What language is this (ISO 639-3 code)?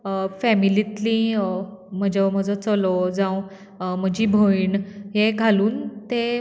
kok